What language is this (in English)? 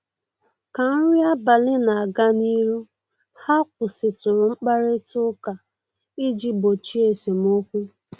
Igbo